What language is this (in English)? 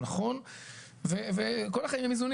Hebrew